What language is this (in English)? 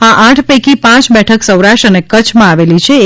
Gujarati